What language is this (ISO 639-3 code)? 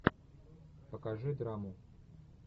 rus